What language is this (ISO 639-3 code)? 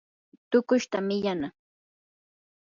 qur